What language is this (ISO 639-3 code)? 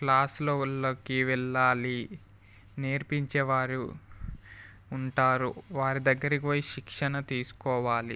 tel